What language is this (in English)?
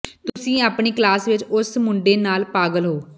Punjabi